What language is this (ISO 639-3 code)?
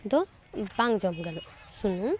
sat